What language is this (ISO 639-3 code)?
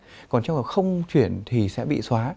vie